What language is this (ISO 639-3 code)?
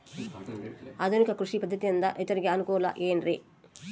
kan